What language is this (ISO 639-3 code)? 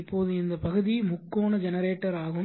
tam